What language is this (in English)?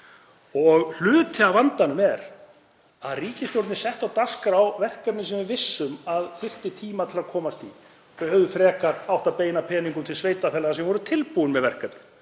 Icelandic